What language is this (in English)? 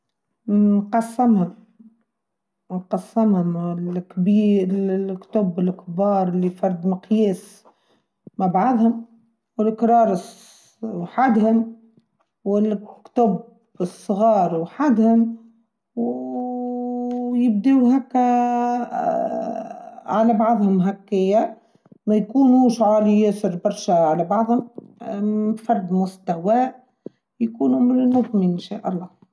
Tunisian Arabic